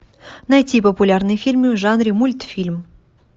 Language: Russian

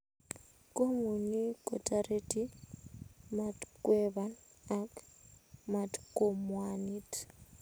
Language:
Kalenjin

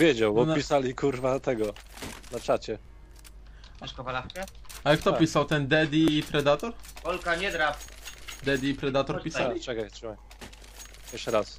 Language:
Polish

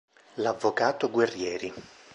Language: Italian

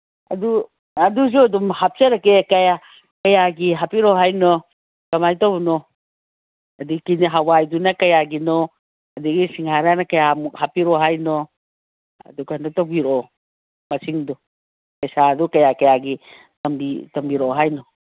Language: Manipuri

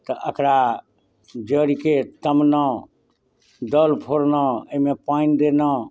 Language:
Maithili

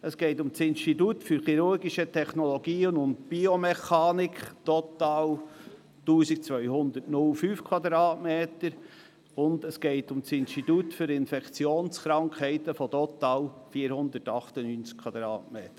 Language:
Swiss German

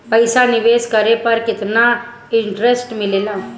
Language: Bhojpuri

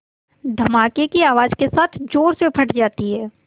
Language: Hindi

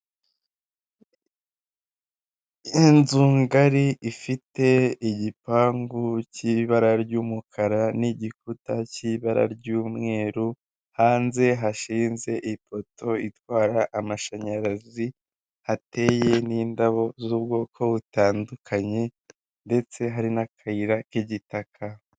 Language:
Kinyarwanda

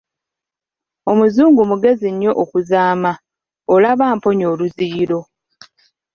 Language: Ganda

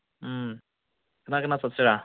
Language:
Manipuri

